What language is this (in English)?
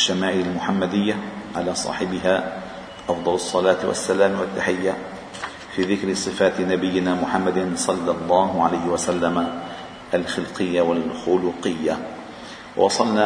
Arabic